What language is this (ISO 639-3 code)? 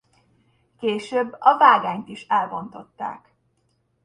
hun